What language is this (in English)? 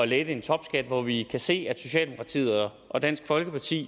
Danish